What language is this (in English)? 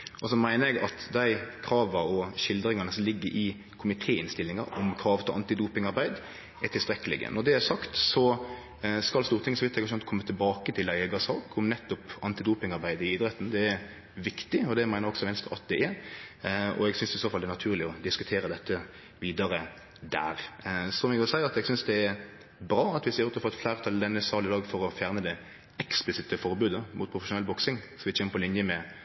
Norwegian Nynorsk